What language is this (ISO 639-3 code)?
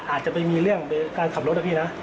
tha